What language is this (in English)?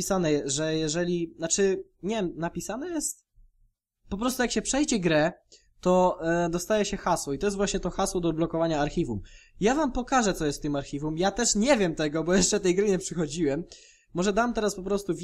Polish